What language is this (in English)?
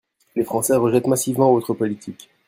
French